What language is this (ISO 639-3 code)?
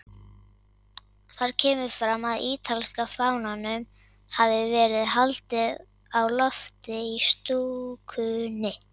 isl